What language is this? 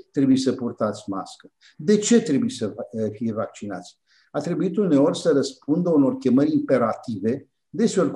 Romanian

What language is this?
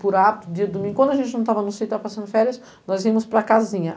Portuguese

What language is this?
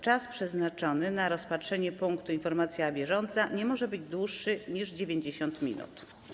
Polish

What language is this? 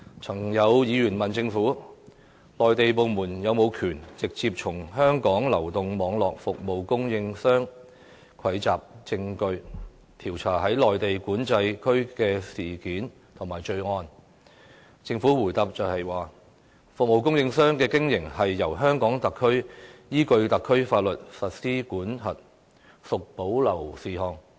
Cantonese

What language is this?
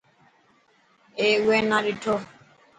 Dhatki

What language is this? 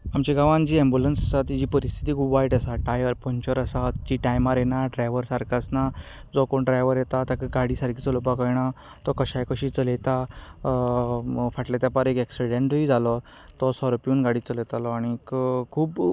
Konkani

